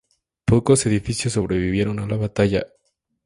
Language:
Spanish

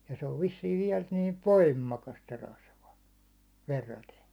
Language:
Finnish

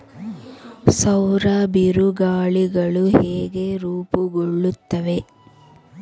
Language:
Kannada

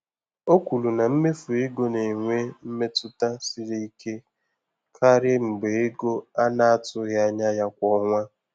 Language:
Igbo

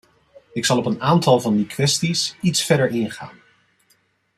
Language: Dutch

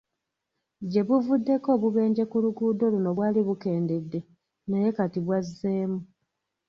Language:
Ganda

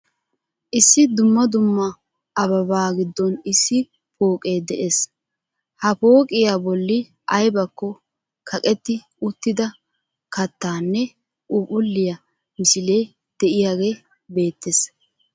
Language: Wolaytta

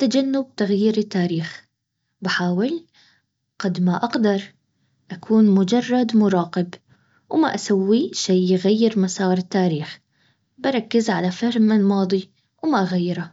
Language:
Baharna Arabic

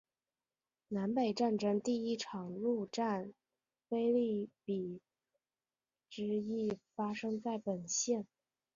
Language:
Chinese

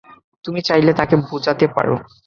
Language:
Bangla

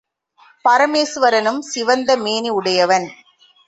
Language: Tamil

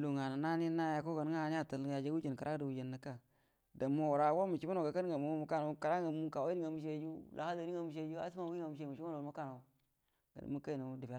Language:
Buduma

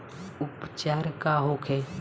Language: Bhojpuri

